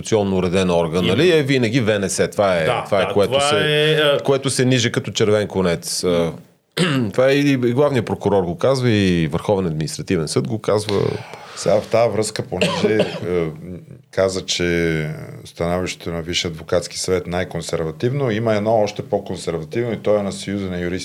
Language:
Bulgarian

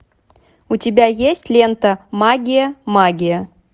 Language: Russian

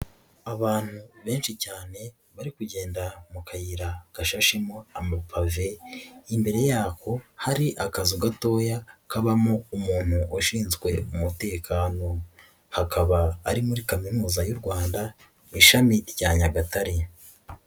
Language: Kinyarwanda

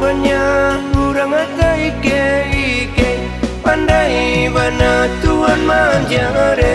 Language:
Indonesian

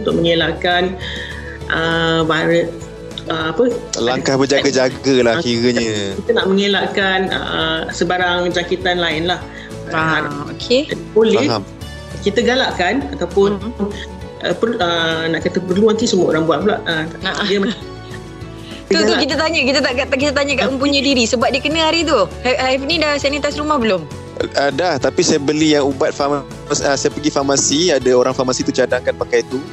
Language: Malay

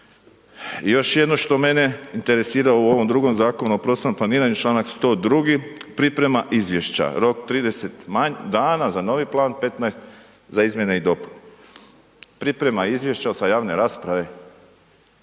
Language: Croatian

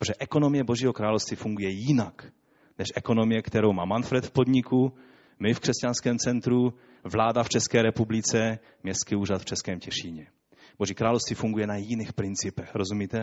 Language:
Czech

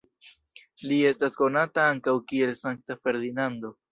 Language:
Esperanto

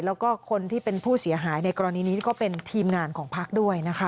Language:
Thai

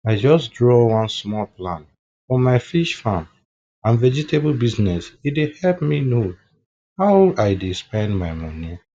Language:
Nigerian Pidgin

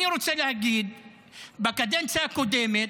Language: Hebrew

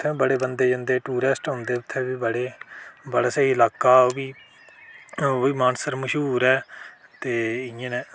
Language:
Dogri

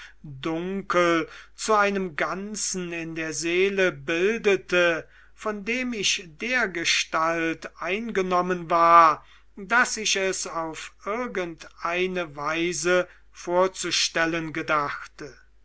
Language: German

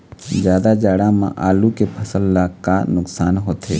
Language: Chhattisgarhi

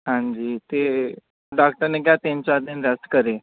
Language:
Punjabi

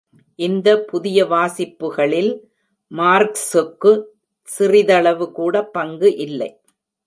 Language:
Tamil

